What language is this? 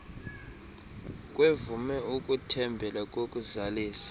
Xhosa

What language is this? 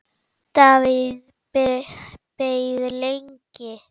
Icelandic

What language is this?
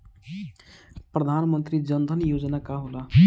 Bhojpuri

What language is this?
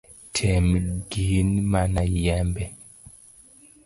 Luo (Kenya and Tanzania)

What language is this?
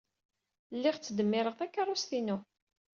Kabyle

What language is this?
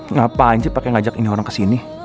Indonesian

